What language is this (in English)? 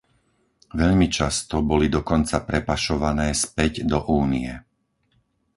Slovak